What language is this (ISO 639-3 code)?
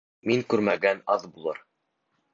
bak